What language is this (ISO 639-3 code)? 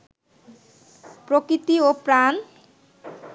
ben